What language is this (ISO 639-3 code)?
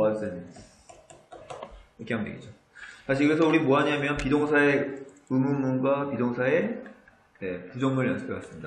kor